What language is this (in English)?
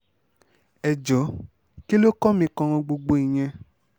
Yoruba